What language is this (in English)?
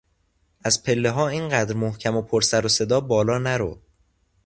Persian